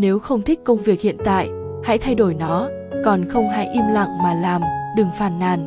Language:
Vietnamese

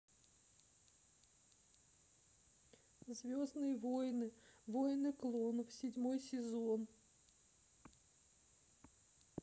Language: Russian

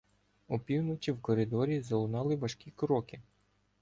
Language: Ukrainian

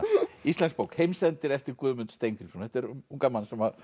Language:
Icelandic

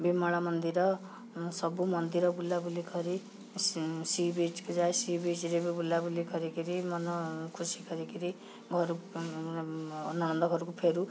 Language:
Odia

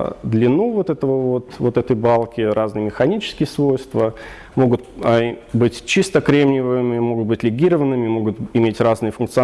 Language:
Russian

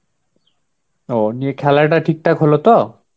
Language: Bangla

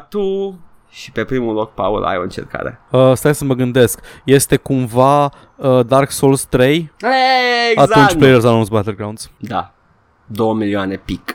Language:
Romanian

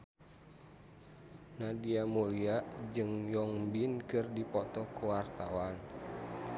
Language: Sundanese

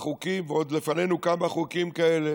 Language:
Hebrew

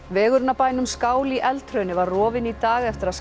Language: Icelandic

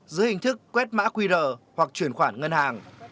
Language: Vietnamese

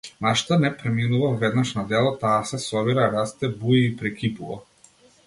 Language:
Macedonian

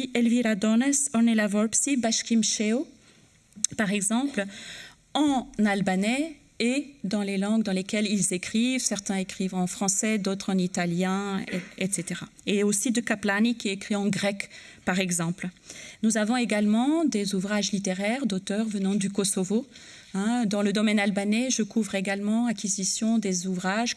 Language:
French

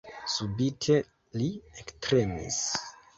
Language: Esperanto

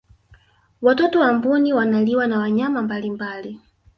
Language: Swahili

